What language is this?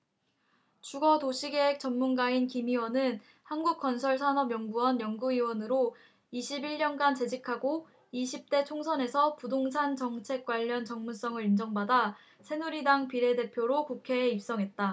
Korean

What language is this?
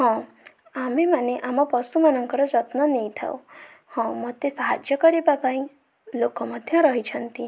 Odia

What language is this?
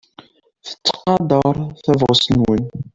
Kabyle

